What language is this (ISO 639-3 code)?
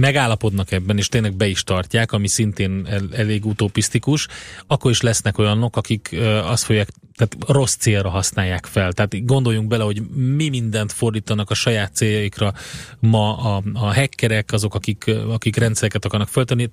hun